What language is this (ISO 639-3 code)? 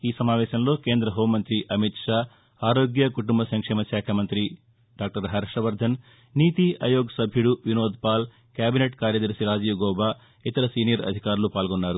tel